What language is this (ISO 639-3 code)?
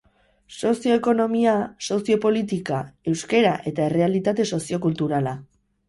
eus